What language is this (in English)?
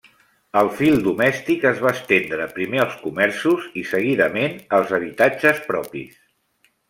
Catalan